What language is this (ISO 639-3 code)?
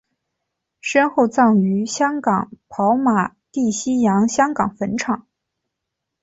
zho